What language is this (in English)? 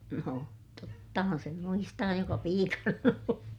Finnish